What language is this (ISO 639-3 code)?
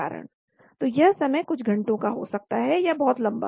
hin